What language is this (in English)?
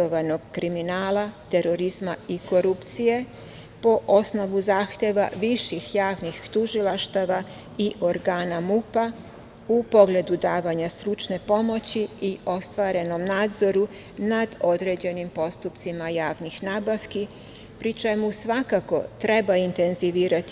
Serbian